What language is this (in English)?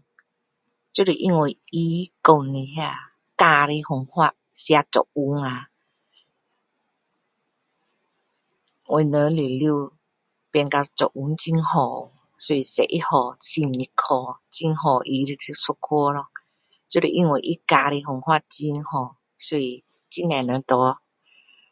Min Dong Chinese